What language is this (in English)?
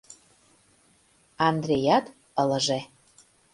Mari